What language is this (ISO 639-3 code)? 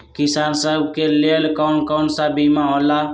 mag